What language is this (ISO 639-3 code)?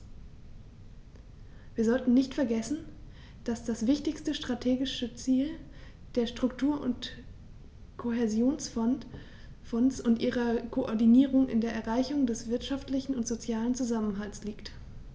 deu